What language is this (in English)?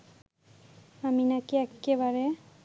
Bangla